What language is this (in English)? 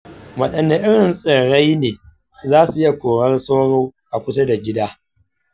Hausa